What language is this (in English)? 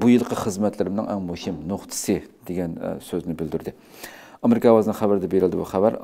Turkish